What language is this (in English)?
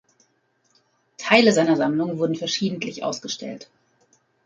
German